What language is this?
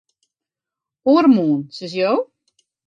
Western Frisian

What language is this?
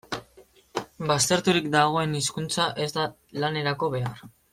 Basque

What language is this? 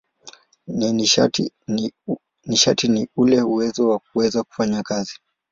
Swahili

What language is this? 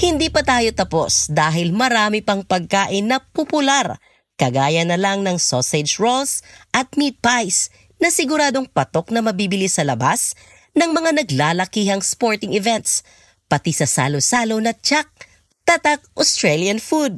Filipino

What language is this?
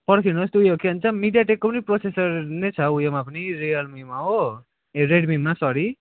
Nepali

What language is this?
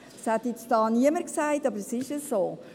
Swiss German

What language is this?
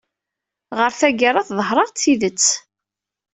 Kabyle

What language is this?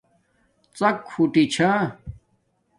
Domaaki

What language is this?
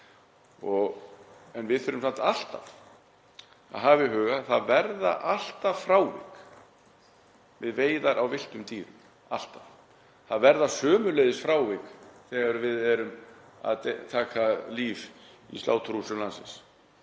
Icelandic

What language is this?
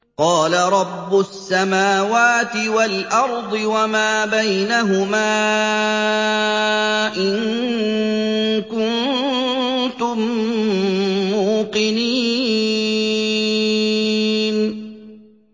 Arabic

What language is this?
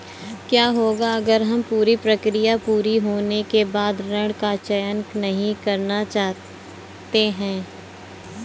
Hindi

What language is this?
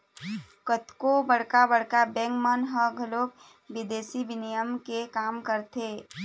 Chhattisgarhi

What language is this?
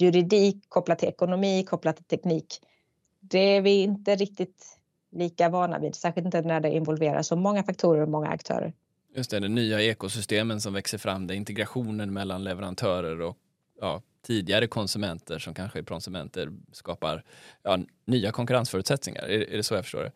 Swedish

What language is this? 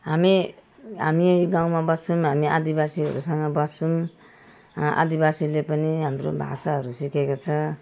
Nepali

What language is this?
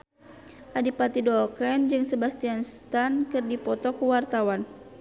Sundanese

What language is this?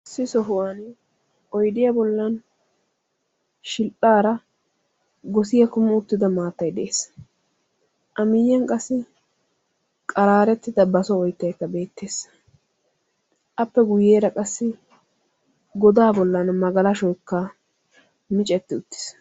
Wolaytta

